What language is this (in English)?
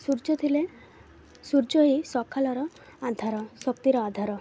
Odia